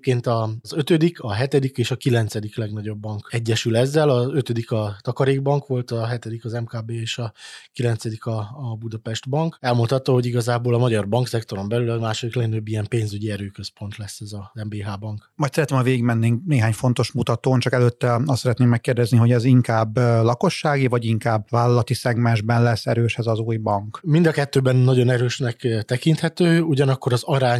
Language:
Hungarian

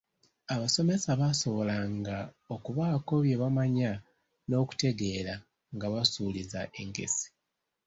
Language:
Ganda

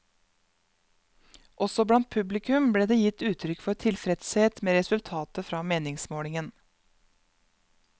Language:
Norwegian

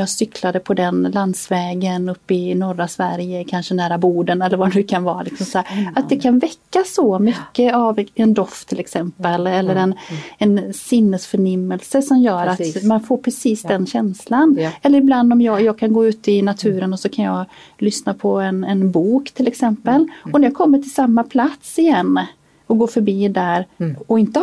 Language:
Swedish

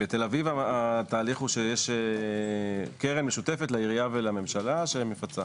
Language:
Hebrew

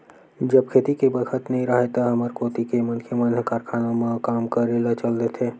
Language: Chhattisgarhi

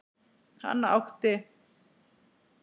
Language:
Icelandic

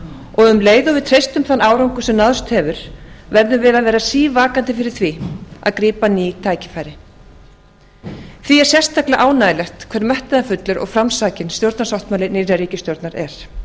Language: Icelandic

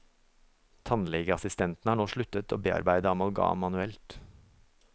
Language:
Norwegian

